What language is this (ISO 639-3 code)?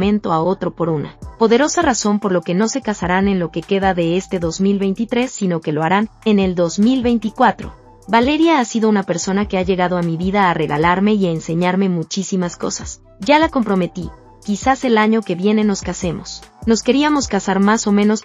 spa